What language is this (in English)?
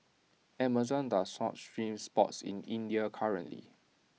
English